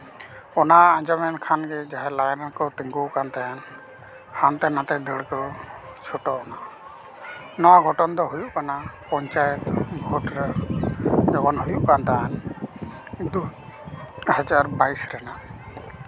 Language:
Santali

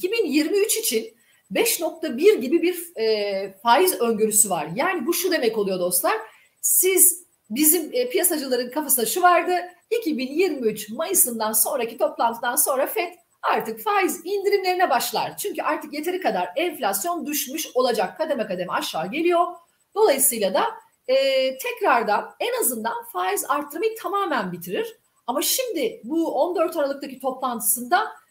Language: Turkish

